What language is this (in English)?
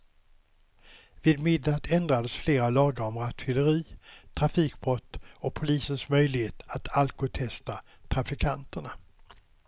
Swedish